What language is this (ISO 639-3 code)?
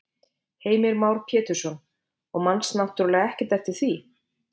isl